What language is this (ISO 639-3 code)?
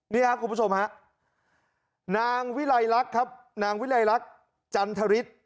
tha